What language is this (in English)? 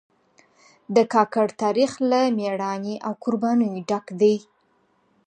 Pashto